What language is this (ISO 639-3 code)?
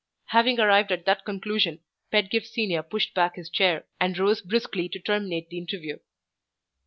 eng